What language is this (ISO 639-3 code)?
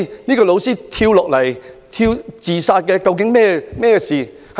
yue